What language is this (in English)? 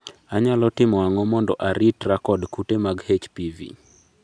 Luo (Kenya and Tanzania)